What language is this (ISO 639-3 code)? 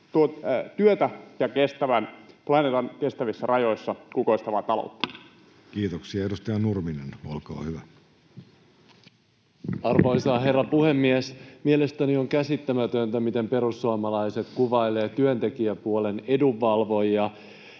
fin